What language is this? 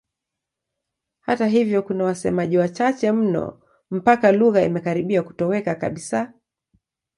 Swahili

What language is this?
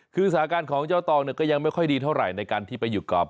Thai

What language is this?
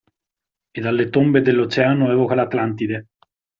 Italian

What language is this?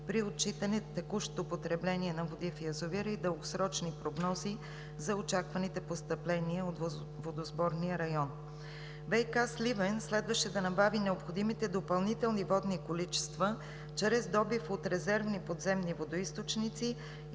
Bulgarian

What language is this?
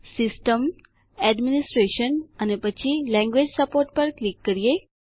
Gujarati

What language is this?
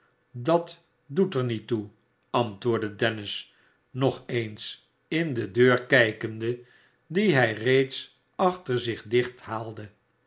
Dutch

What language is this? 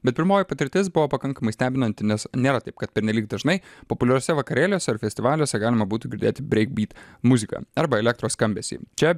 Lithuanian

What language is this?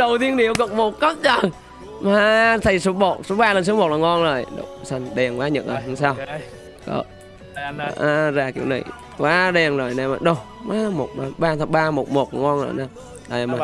Vietnamese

